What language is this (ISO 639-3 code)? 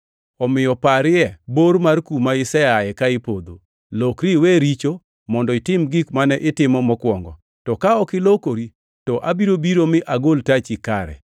luo